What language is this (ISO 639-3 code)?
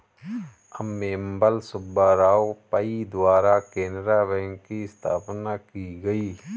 hin